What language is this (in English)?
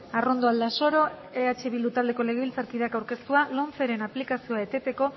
Basque